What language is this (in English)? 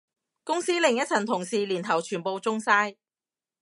Cantonese